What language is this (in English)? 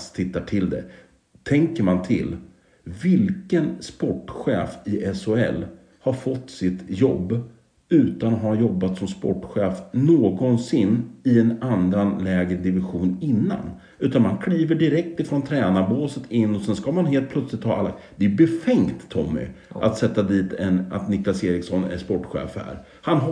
Swedish